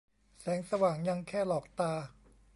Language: Thai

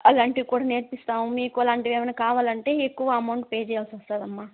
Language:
Telugu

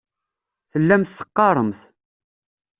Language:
Kabyle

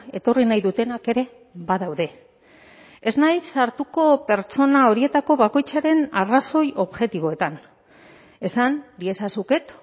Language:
Basque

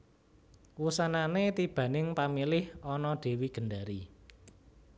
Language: Javanese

